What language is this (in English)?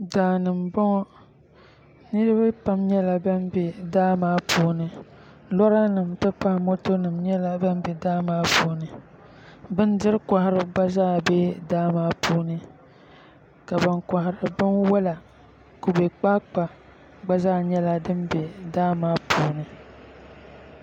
Dagbani